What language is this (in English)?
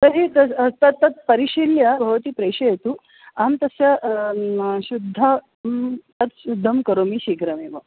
Sanskrit